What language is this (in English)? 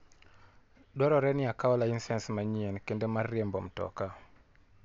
Luo (Kenya and Tanzania)